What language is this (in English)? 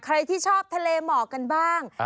Thai